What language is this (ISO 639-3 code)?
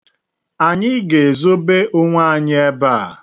ibo